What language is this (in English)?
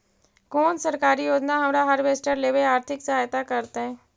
Magahi